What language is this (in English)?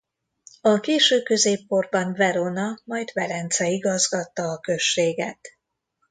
Hungarian